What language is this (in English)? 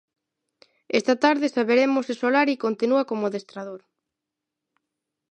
Galician